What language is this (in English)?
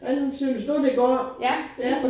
Danish